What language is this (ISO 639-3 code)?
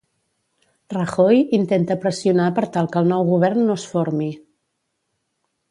cat